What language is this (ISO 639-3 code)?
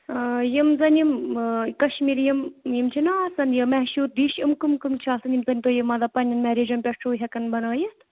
kas